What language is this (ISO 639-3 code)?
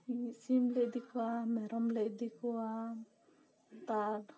sat